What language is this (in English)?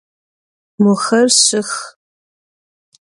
Adyghe